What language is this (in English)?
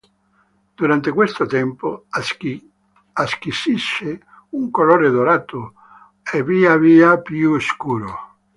Italian